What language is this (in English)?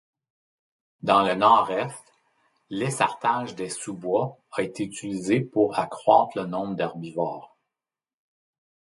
French